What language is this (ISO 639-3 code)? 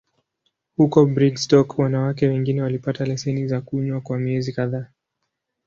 swa